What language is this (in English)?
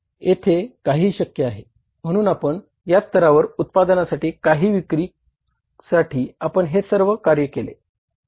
Marathi